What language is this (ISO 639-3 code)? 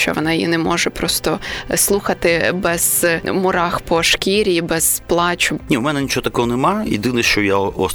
ukr